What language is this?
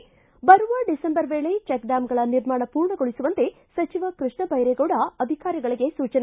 Kannada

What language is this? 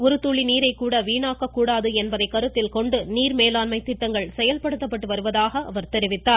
Tamil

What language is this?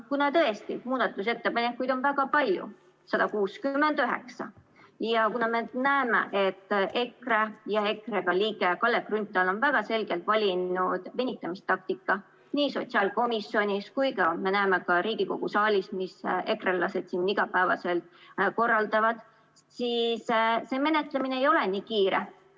Estonian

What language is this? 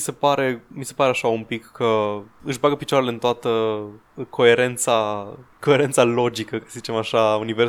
Romanian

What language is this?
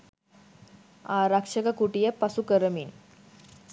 Sinhala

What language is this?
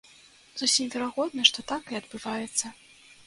Belarusian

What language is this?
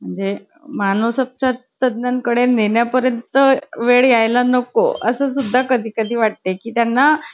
Marathi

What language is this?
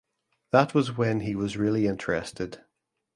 English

